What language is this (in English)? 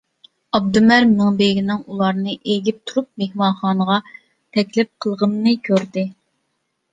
Uyghur